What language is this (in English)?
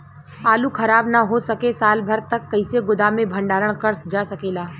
Bhojpuri